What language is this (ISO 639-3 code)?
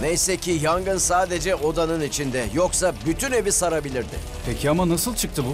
tur